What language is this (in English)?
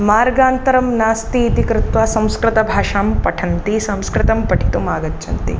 Sanskrit